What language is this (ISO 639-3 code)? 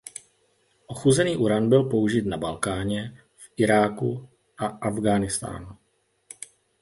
ces